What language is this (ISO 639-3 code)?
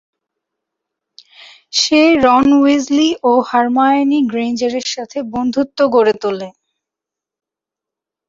ben